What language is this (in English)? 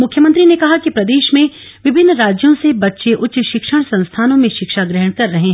Hindi